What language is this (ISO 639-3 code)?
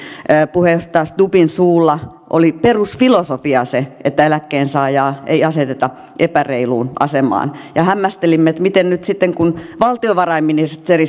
fin